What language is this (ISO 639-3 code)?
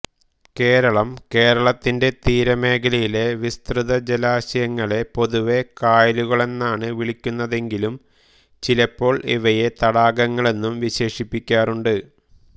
mal